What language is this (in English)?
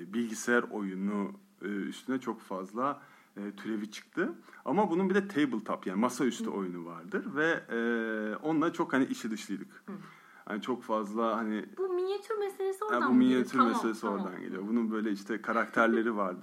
Turkish